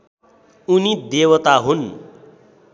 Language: Nepali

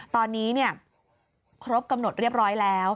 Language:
Thai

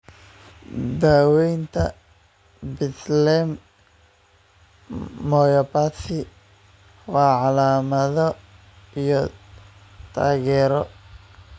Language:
Somali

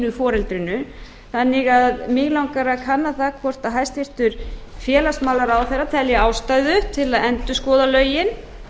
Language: Icelandic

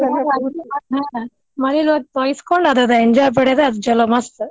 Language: Kannada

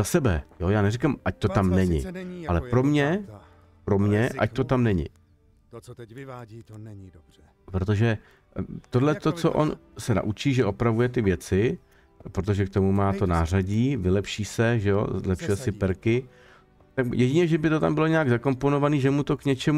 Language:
Czech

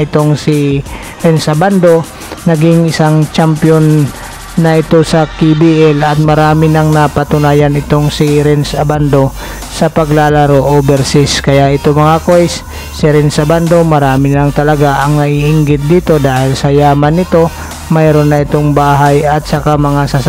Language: Filipino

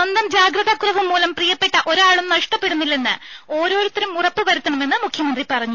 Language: Malayalam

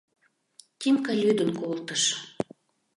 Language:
Mari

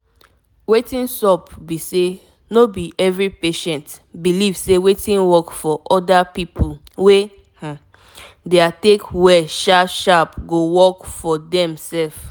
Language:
Nigerian Pidgin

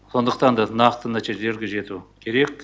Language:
Kazakh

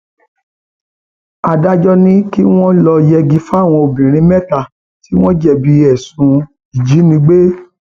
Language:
Yoruba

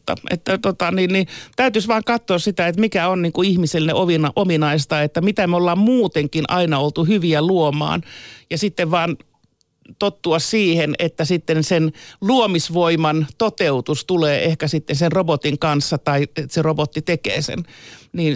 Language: Finnish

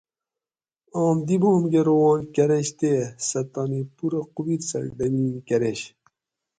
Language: Gawri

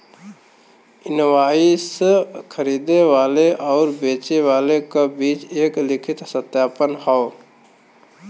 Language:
Bhojpuri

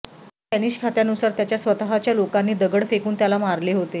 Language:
Marathi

